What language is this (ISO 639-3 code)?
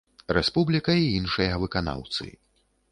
bel